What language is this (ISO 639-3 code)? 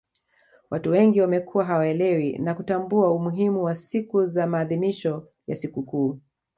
swa